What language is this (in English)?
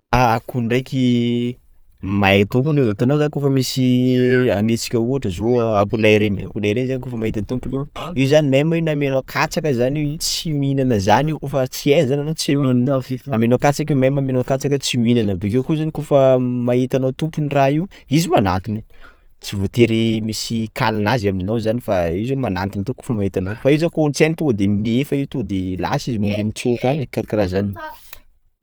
Sakalava Malagasy